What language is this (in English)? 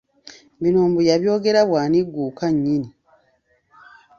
Ganda